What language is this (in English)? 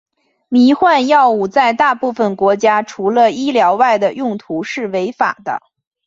Chinese